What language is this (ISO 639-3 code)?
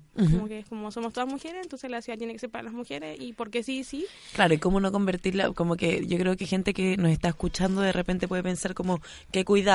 spa